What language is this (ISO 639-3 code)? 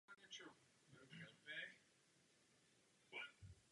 ces